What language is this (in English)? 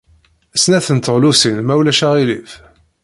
Kabyle